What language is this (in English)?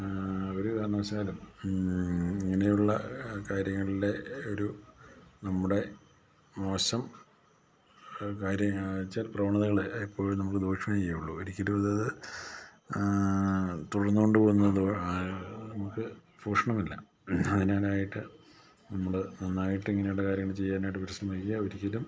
Malayalam